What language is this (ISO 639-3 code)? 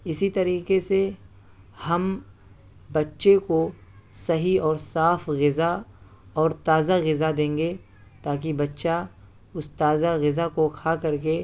urd